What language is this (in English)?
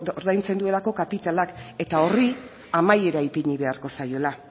Basque